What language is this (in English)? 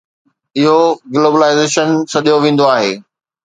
Sindhi